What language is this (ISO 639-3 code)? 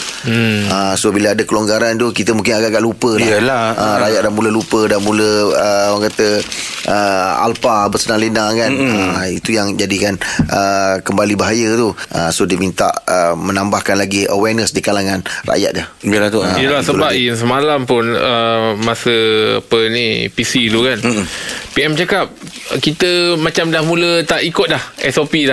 msa